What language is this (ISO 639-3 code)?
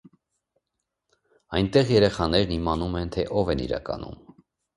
hye